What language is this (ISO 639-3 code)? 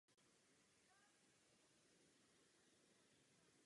ces